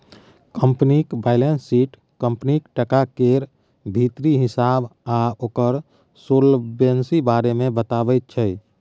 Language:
Maithili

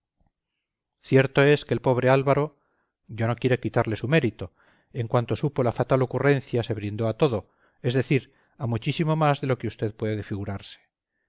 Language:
Spanish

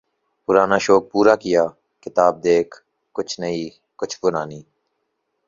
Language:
Urdu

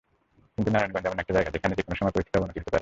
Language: Bangla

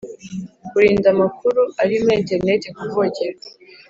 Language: Kinyarwanda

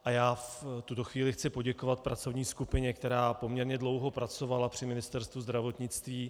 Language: Czech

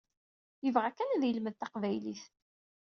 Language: Kabyle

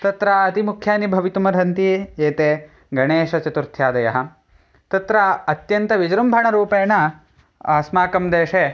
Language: Sanskrit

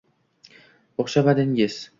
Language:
Uzbek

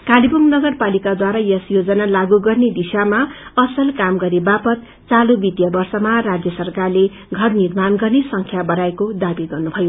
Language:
Nepali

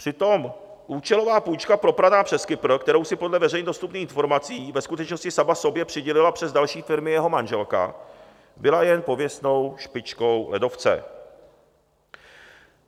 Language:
Czech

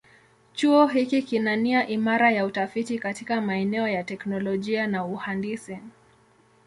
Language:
Swahili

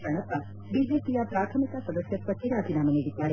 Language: Kannada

